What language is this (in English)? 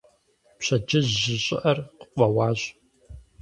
Kabardian